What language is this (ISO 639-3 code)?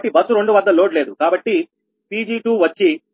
tel